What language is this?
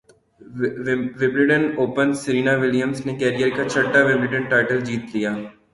Urdu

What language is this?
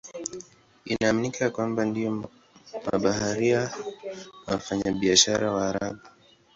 Swahili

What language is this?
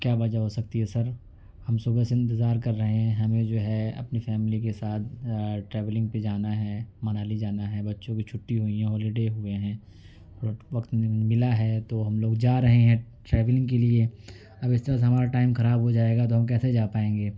Urdu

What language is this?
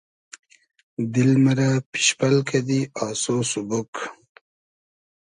Hazaragi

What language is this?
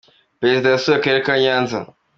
Kinyarwanda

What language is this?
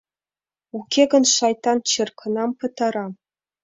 Mari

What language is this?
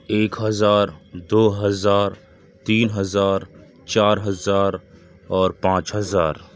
Urdu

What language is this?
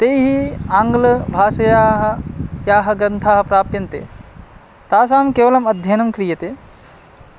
Sanskrit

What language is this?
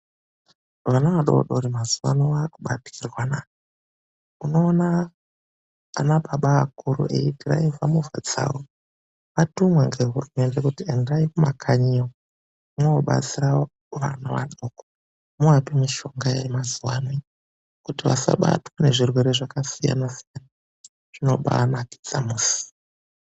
Ndau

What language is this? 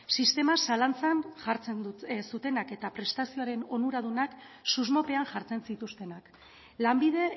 Basque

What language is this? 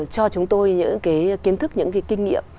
Vietnamese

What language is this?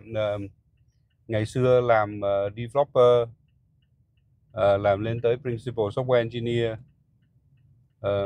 Vietnamese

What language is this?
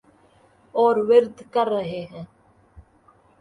Urdu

